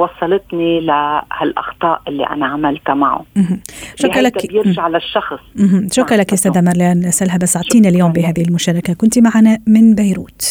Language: Arabic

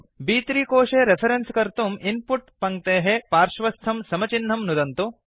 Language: Sanskrit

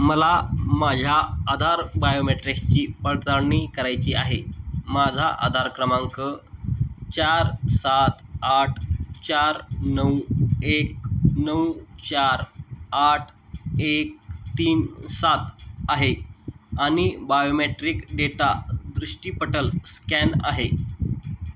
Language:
Marathi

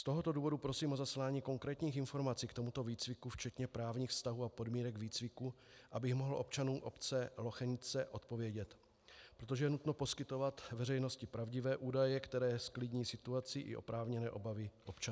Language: Czech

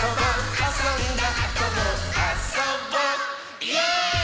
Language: Japanese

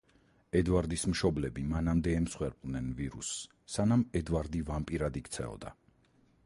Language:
Georgian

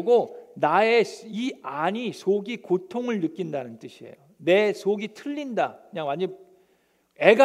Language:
Korean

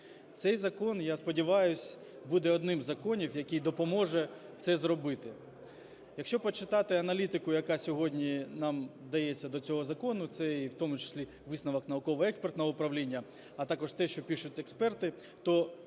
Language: Ukrainian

